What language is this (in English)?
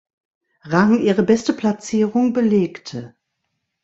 German